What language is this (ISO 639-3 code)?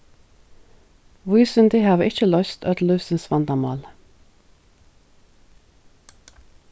fao